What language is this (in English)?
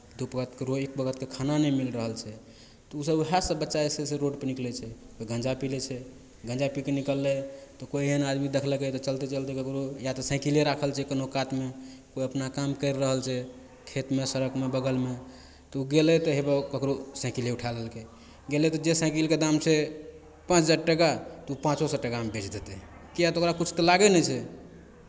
Maithili